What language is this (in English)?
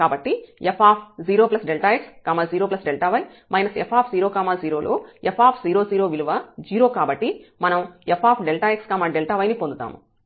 Telugu